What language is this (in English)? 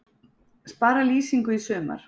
Icelandic